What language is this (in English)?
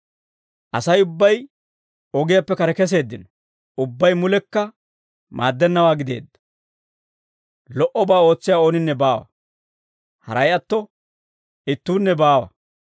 Dawro